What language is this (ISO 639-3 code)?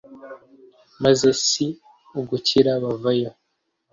kin